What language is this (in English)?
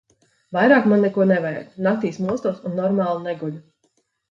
Latvian